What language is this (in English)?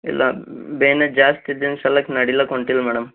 Kannada